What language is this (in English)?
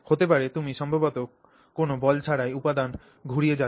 Bangla